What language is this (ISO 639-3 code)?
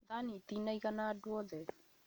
kik